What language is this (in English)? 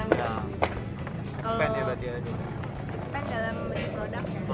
Indonesian